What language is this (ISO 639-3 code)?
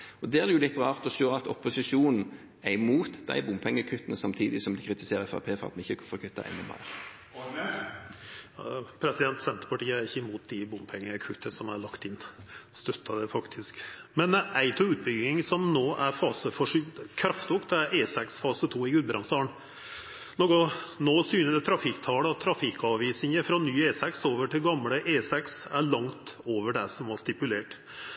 nor